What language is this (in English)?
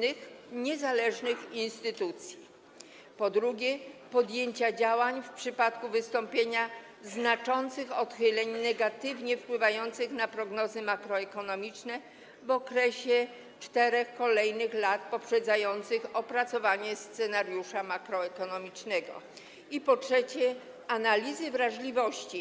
Polish